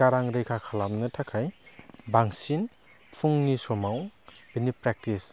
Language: Bodo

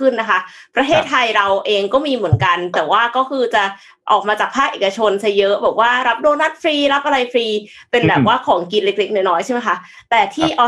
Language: Thai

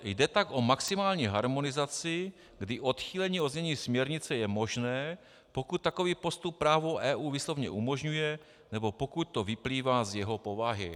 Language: Czech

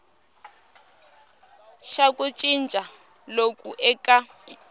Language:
Tsonga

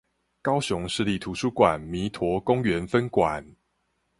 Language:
Chinese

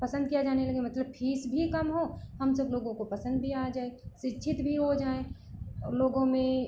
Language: Hindi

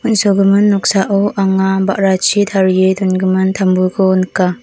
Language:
Garo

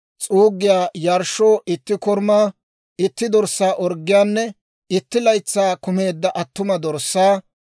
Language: Dawro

